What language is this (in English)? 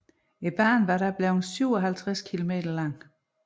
Danish